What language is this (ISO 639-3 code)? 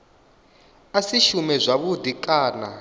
ven